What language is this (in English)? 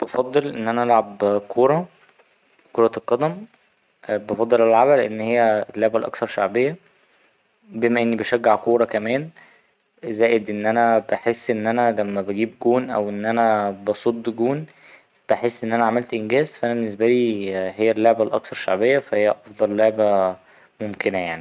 Egyptian Arabic